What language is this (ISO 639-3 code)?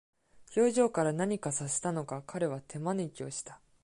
jpn